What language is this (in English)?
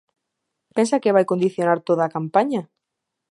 Galician